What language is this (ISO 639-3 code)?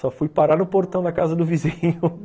por